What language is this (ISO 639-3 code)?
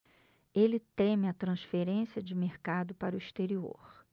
por